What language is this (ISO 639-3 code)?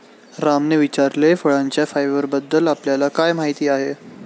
mar